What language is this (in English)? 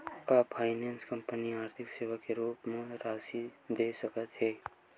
Chhattisgarhi